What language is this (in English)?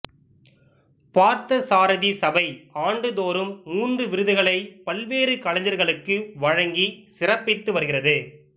Tamil